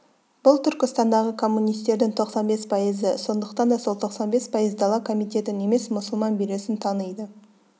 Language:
Kazakh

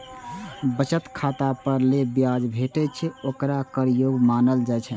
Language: Maithili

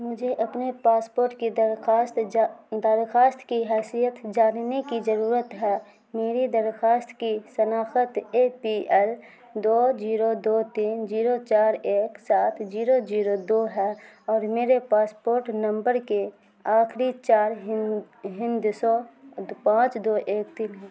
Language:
Urdu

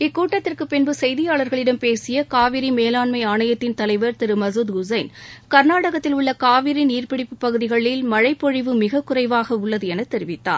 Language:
Tamil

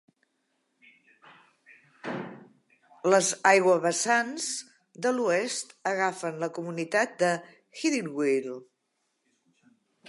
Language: Catalan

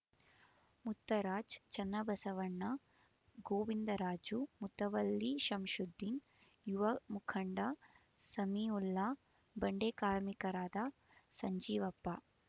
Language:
Kannada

